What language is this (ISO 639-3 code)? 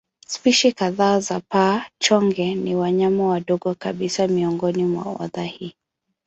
swa